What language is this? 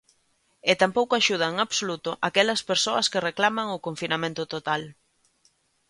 Galician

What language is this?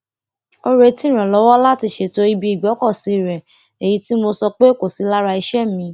Yoruba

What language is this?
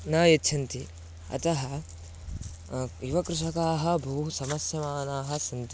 Sanskrit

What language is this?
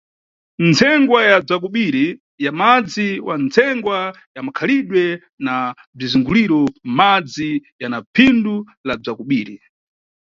Nyungwe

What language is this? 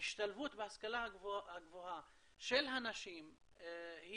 Hebrew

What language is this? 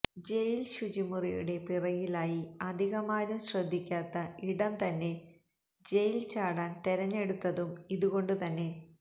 Malayalam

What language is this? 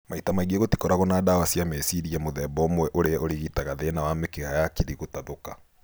Kikuyu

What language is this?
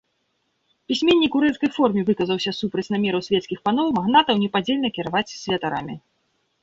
Belarusian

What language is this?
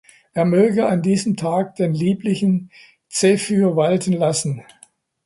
German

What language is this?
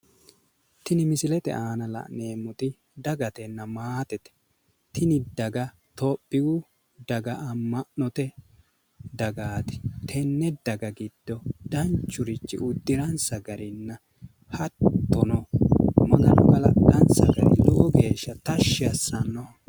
Sidamo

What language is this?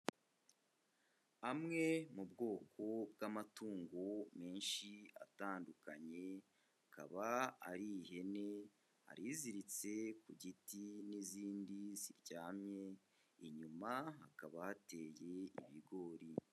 Kinyarwanda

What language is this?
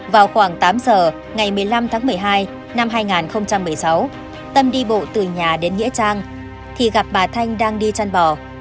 Vietnamese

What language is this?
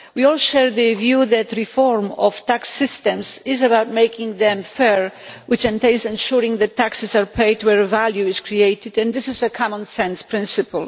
English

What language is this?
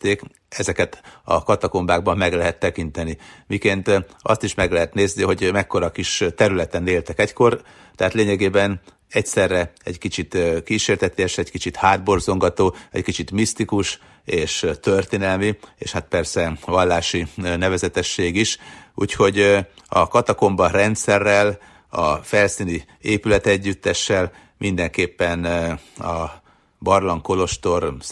Hungarian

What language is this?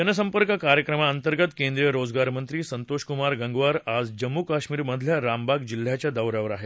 Marathi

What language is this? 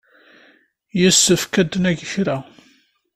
Kabyle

